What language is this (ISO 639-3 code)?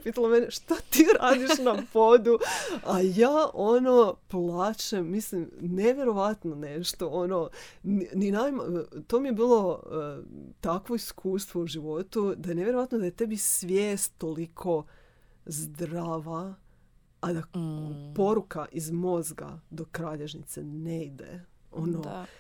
hrv